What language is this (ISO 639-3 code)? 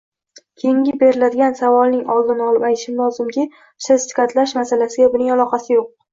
uzb